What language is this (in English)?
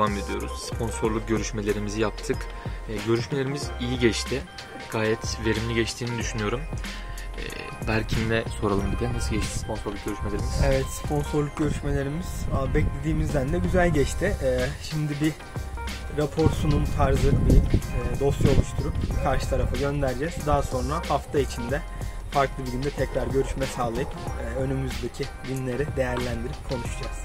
Turkish